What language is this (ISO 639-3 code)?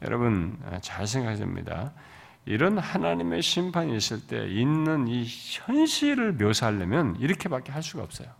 kor